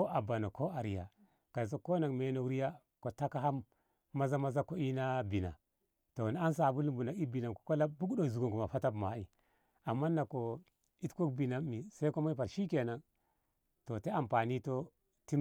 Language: Ngamo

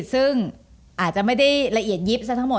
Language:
Thai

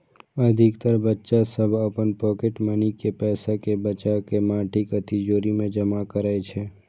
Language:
Maithili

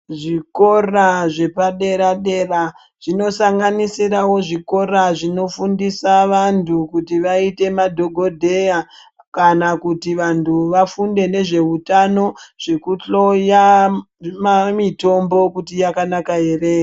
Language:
Ndau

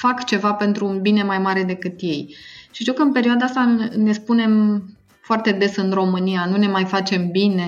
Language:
Romanian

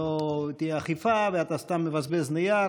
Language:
Hebrew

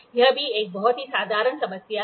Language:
Hindi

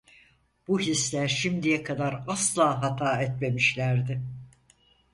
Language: Turkish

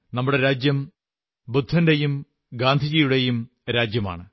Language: Malayalam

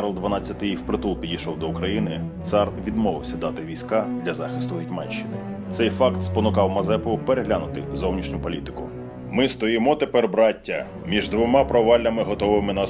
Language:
Ukrainian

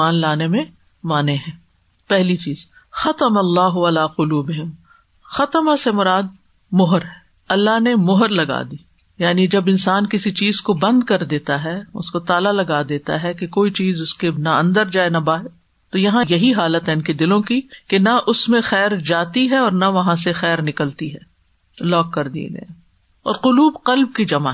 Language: Urdu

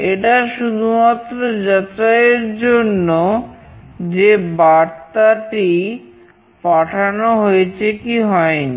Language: Bangla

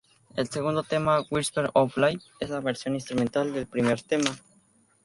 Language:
Spanish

